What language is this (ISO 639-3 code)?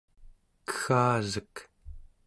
esu